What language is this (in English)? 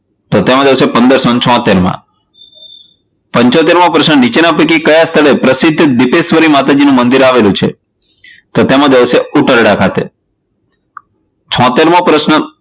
Gujarati